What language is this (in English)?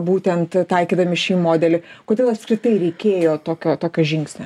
Lithuanian